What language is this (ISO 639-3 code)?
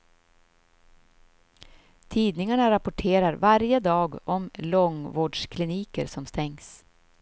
swe